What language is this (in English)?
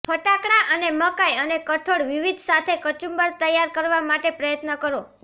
Gujarati